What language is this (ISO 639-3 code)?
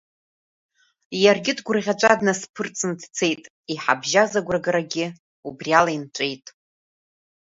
abk